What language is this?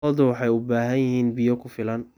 Somali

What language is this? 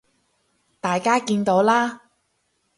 Cantonese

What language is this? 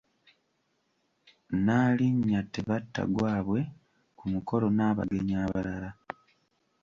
Ganda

